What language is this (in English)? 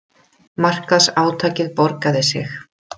Icelandic